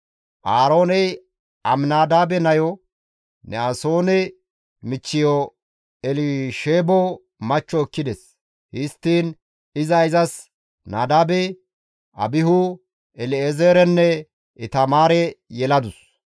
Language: Gamo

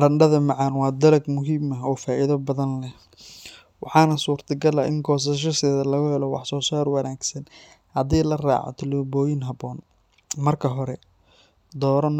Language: Somali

